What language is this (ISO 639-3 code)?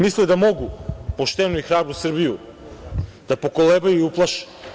srp